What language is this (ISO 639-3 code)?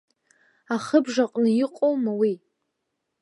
abk